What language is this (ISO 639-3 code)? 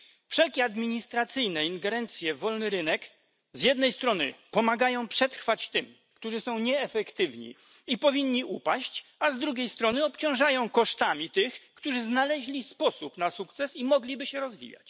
pol